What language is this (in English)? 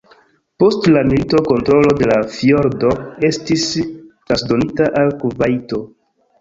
Esperanto